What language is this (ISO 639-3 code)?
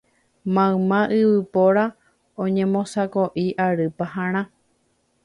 grn